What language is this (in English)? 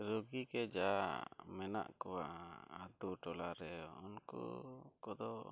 Santali